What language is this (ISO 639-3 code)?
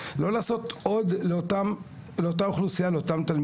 heb